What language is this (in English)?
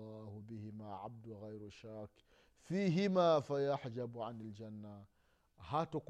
Swahili